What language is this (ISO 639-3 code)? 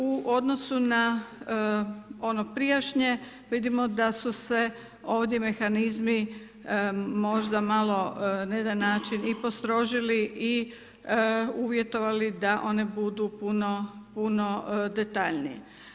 hrv